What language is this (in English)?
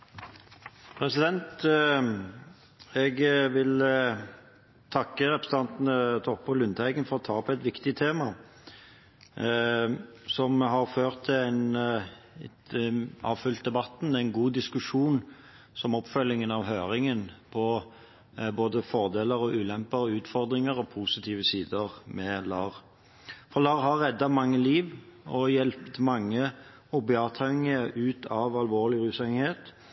Norwegian Bokmål